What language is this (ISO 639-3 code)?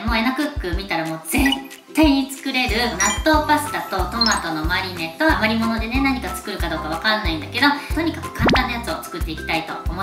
jpn